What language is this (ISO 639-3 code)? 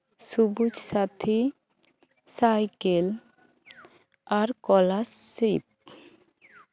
sat